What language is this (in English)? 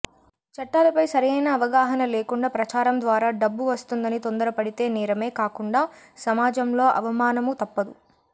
Telugu